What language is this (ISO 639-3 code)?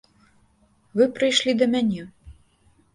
bel